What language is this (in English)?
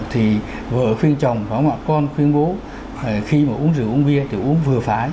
Vietnamese